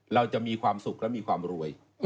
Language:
Thai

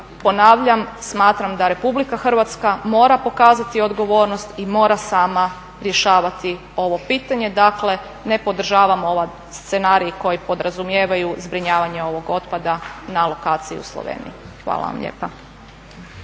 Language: Croatian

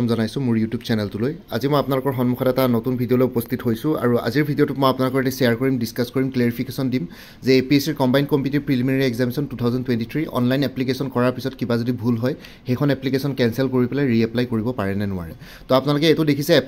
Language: Bangla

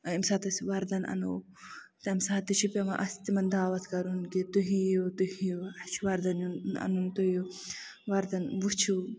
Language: Kashmiri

